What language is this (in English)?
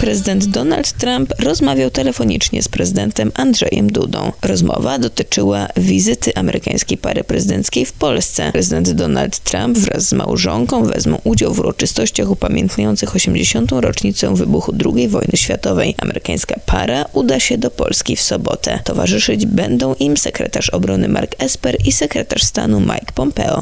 Polish